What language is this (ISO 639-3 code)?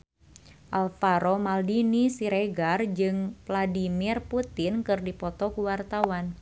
sun